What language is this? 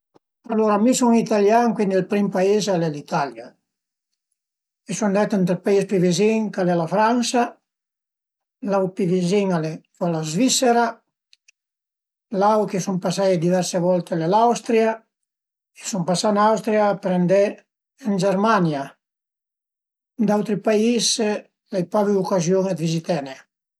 Piedmontese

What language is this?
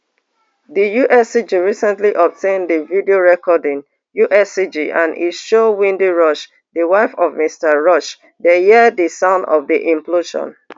Nigerian Pidgin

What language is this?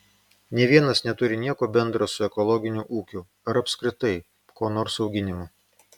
Lithuanian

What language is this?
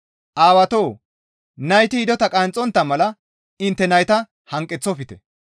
Gamo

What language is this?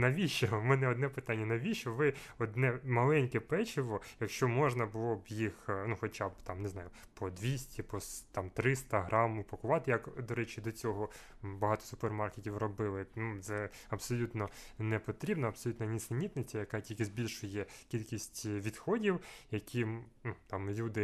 Ukrainian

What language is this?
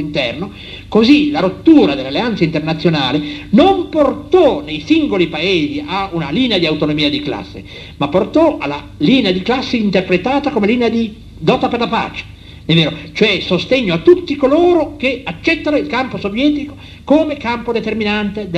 Italian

